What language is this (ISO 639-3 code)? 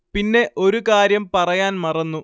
mal